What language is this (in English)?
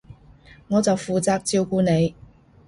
Cantonese